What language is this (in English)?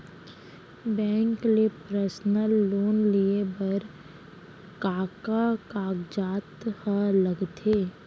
Chhattisgarhi